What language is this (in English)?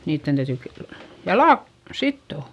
Finnish